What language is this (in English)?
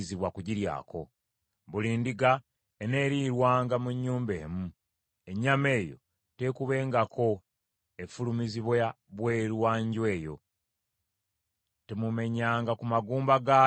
Ganda